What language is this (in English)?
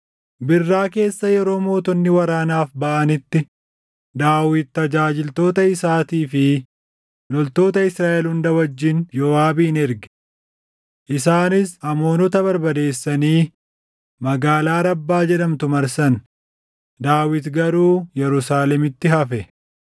Oromo